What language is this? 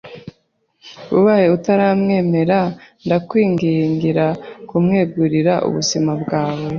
Kinyarwanda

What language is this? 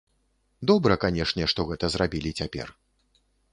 Belarusian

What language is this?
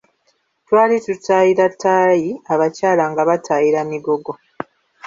Ganda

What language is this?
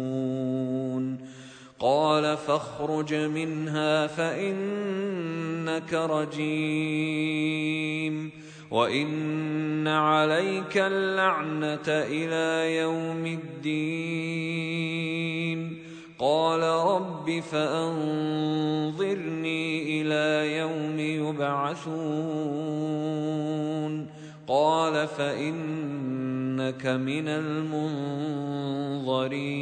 Arabic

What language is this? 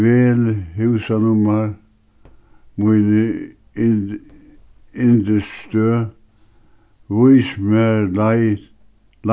Faroese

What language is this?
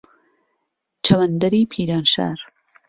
Central Kurdish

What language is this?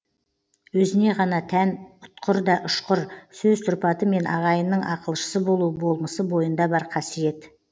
Kazakh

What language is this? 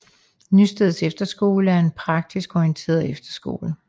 Danish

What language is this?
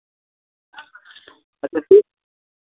Maithili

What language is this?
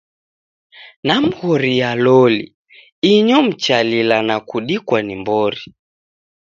Taita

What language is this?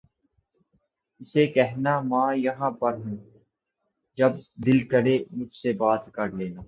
Urdu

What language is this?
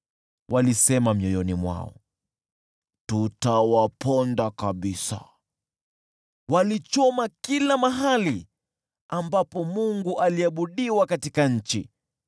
Swahili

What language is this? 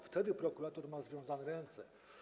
Polish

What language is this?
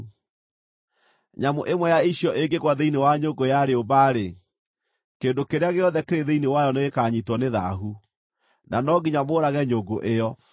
Kikuyu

